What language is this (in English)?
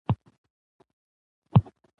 Pashto